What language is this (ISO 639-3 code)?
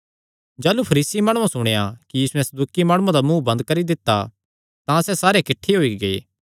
xnr